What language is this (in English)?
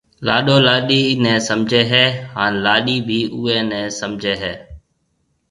Marwari (Pakistan)